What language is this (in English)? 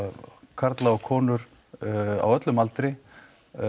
Icelandic